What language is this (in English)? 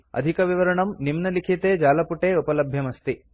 Sanskrit